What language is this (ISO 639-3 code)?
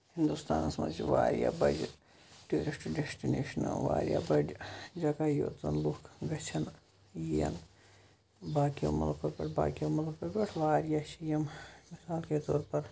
kas